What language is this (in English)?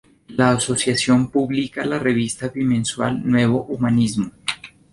Spanish